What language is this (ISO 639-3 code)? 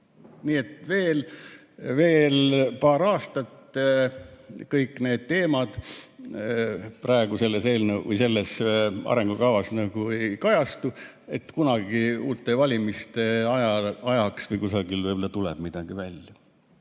est